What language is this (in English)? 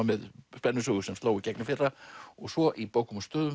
Icelandic